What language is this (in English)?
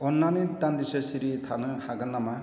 Bodo